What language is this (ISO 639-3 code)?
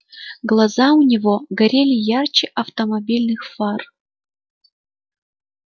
rus